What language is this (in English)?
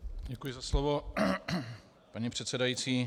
Czech